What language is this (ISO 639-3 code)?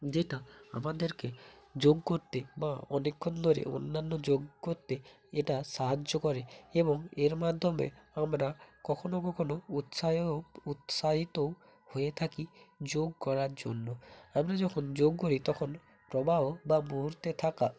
ben